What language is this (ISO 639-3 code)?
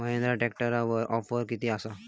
mar